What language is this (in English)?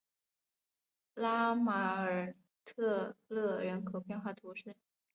Chinese